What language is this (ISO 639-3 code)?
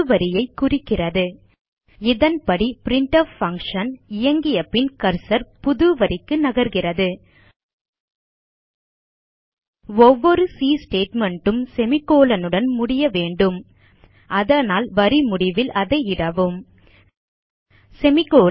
tam